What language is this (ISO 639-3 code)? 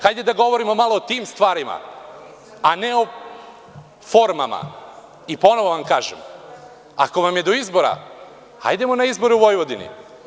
srp